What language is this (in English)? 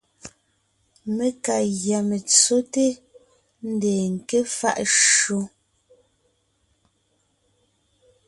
Ngiemboon